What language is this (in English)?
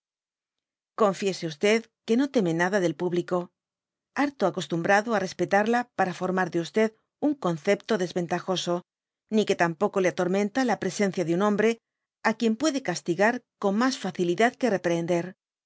Spanish